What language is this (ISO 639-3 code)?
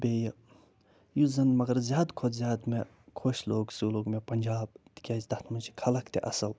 kas